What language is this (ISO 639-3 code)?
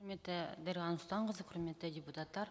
kaz